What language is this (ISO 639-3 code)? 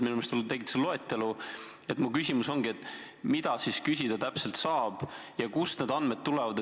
est